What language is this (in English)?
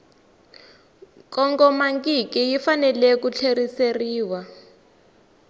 Tsonga